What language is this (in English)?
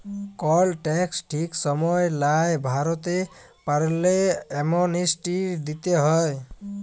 Bangla